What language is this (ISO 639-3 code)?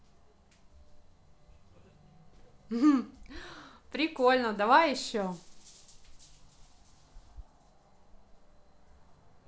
rus